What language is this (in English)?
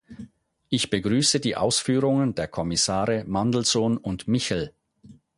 German